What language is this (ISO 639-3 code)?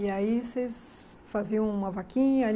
por